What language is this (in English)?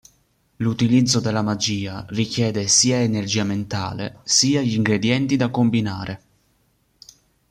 Italian